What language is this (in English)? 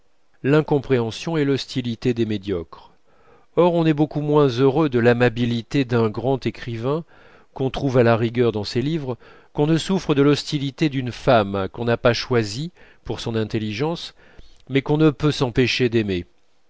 French